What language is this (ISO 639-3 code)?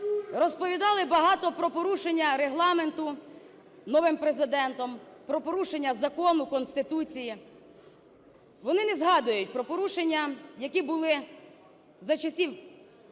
ukr